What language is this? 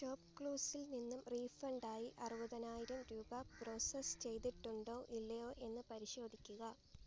Malayalam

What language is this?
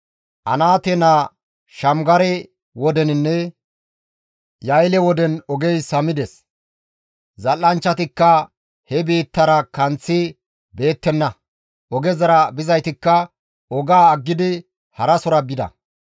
Gamo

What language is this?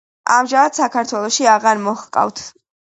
Georgian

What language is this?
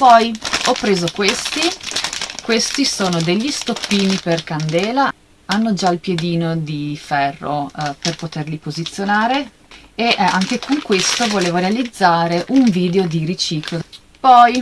Italian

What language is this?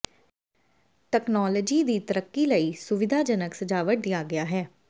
Punjabi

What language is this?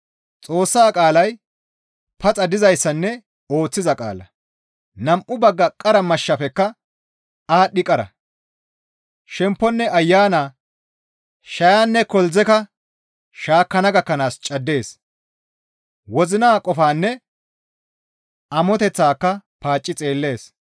Gamo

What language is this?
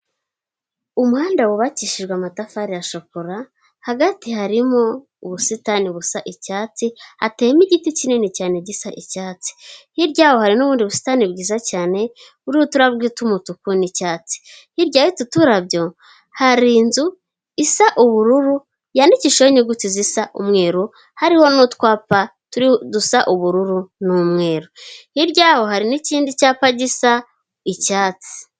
Kinyarwanda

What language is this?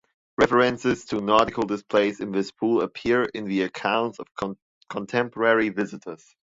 English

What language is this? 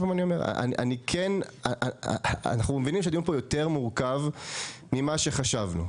Hebrew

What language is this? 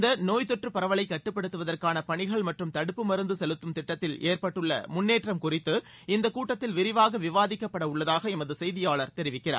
Tamil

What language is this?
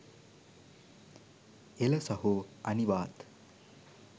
Sinhala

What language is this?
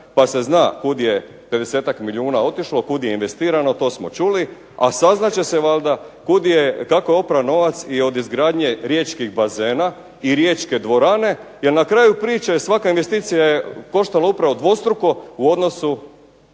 Croatian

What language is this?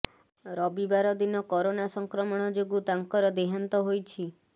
Odia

